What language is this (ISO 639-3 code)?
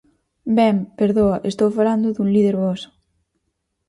glg